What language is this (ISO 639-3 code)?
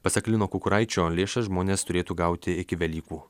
lit